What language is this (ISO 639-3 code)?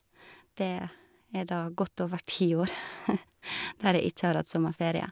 nor